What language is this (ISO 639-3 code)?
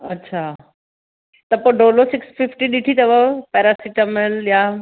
snd